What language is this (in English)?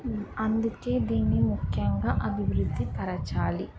Telugu